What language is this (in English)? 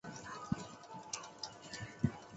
Chinese